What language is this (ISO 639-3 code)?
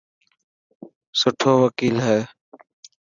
mki